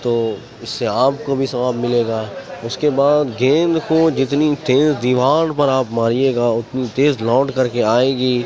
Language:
Urdu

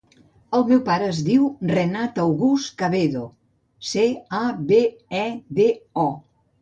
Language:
Catalan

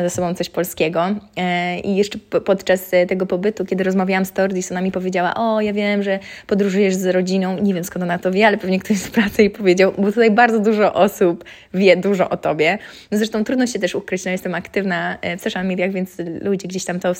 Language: Polish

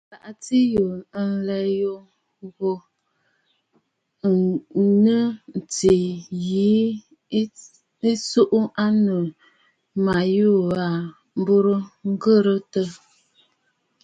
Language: Bafut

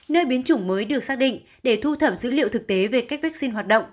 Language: Vietnamese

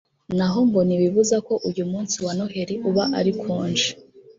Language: Kinyarwanda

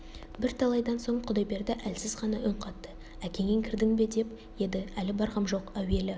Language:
Kazakh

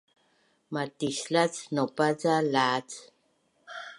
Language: Bunun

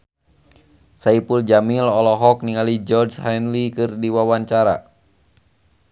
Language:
Sundanese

